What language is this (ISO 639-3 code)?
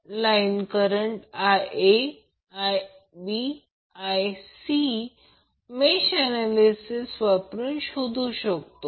mar